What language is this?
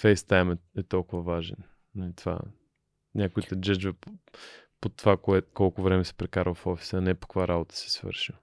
Bulgarian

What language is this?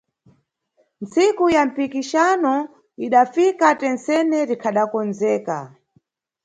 Nyungwe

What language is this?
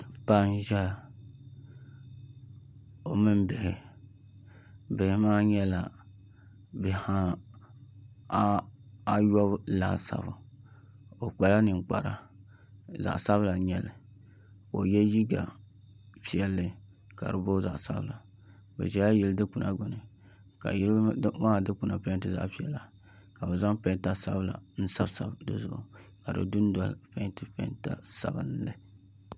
Dagbani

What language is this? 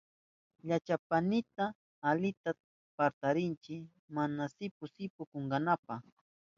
Southern Pastaza Quechua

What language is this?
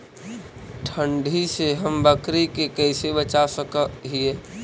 Magahi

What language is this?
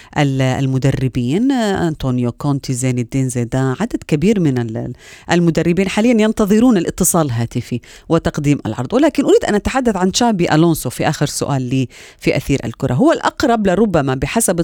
Arabic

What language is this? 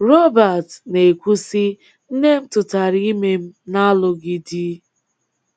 Igbo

